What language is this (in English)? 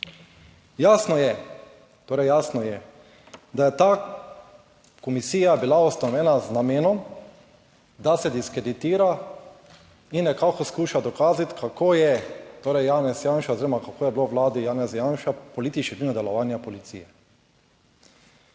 Slovenian